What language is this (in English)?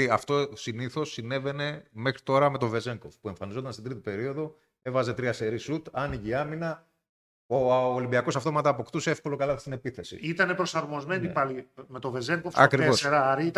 Greek